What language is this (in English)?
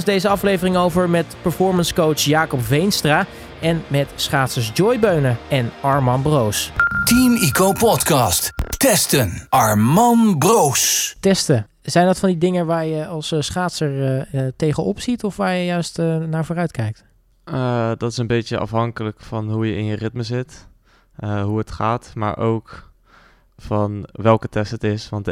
Dutch